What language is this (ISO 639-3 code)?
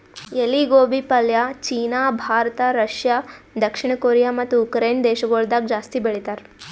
kan